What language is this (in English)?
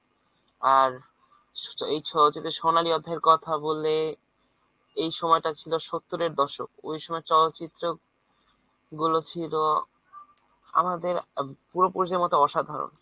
Bangla